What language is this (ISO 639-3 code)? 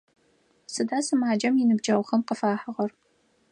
ady